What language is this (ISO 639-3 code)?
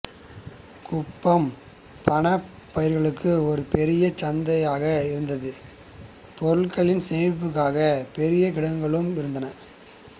tam